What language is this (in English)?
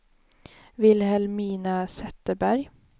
Swedish